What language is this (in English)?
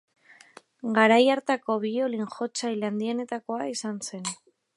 Basque